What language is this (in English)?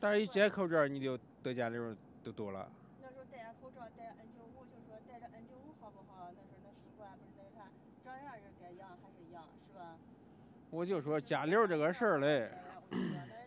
Chinese